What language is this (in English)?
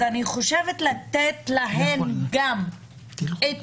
Hebrew